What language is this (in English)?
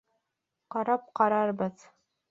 Bashkir